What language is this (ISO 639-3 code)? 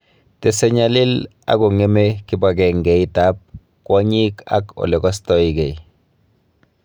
kln